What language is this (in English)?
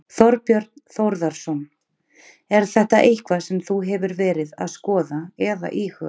Icelandic